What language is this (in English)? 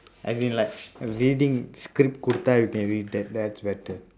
English